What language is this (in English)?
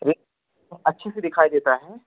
Hindi